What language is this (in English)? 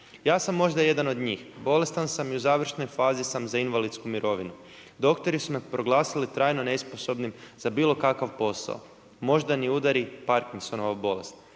Croatian